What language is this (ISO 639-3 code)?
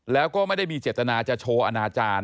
tha